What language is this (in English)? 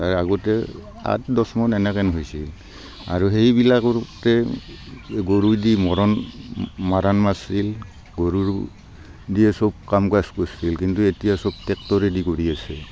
Assamese